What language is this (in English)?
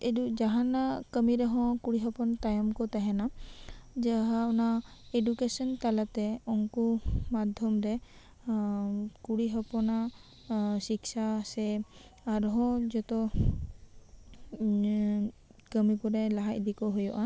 Santali